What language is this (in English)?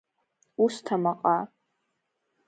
Abkhazian